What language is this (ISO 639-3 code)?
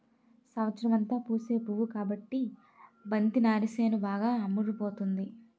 tel